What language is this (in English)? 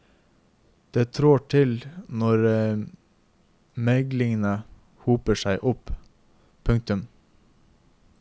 Norwegian